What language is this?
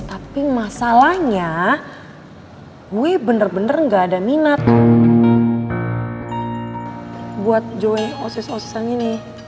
Indonesian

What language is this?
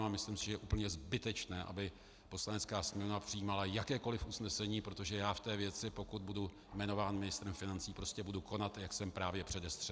Czech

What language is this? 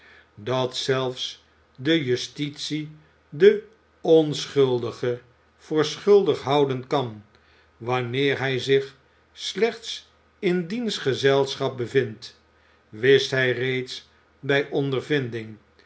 Dutch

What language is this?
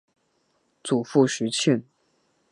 Chinese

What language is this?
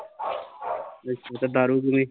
Punjabi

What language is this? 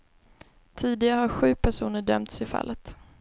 Swedish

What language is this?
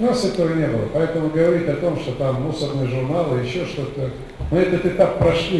Russian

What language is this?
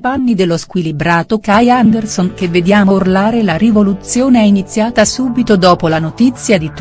Italian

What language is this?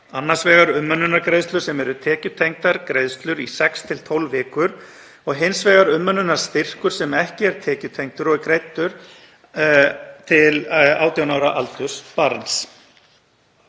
Icelandic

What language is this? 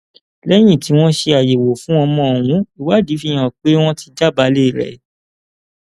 Yoruba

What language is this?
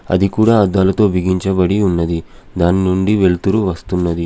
Telugu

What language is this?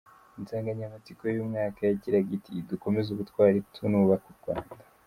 Kinyarwanda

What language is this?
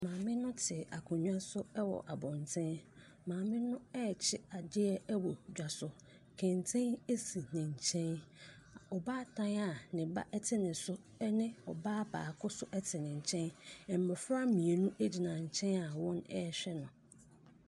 Akan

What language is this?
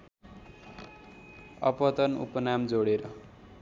Nepali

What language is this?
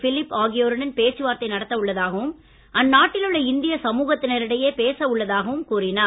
Tamil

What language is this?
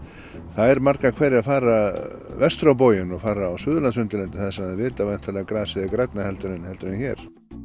Icelandic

